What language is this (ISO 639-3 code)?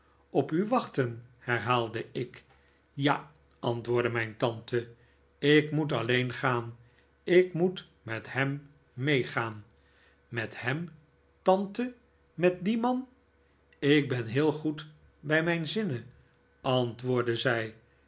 nld